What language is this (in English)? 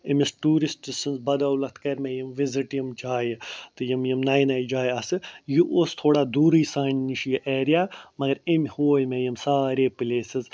Kashmiri